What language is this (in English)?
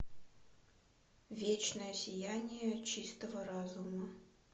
Russian